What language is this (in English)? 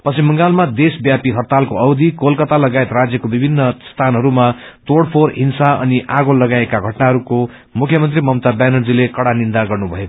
Nepali